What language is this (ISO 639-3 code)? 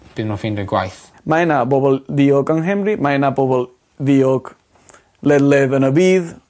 cym